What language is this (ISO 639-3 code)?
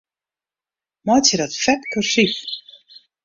fry